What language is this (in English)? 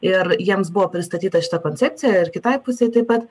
Lithuanian